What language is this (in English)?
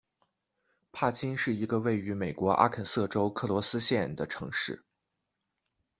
Chinese